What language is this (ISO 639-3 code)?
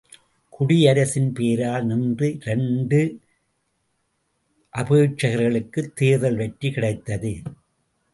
tam